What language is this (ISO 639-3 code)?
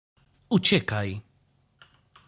pol